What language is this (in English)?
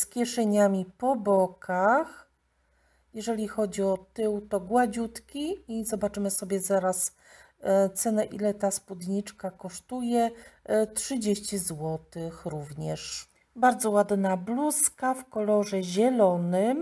Polish